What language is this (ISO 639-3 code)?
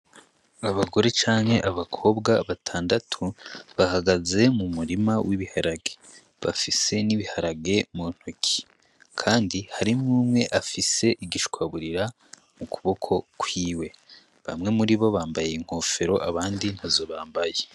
run